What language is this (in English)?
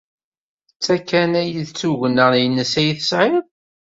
Kabyle